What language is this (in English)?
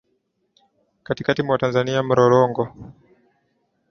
Swahili